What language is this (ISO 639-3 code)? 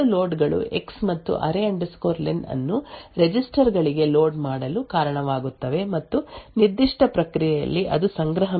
kan